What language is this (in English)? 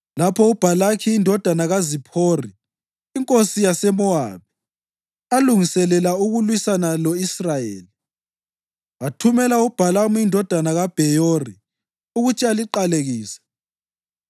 North Ndebele